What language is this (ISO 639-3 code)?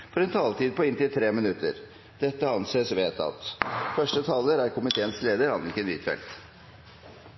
nob